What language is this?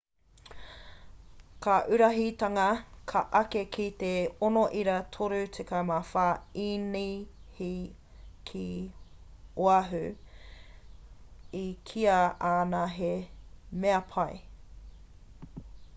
Māori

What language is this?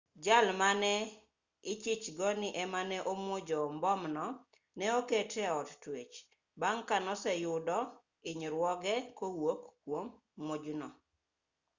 Luo (Kenya and Tanzania)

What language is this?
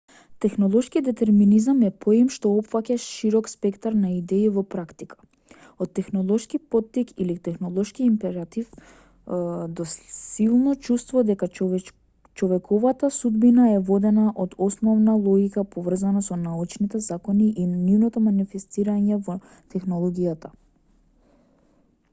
Macedonian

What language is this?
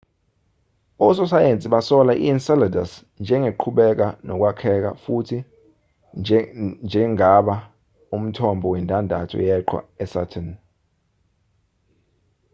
Zulu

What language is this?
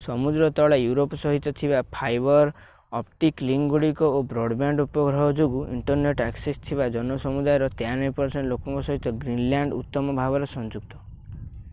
Odia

